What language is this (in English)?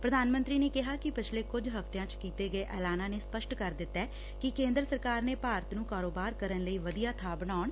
Punjabi